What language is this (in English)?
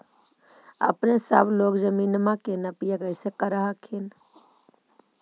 Magahi